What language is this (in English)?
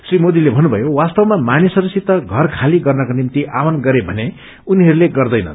Nepali